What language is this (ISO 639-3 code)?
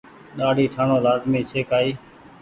gig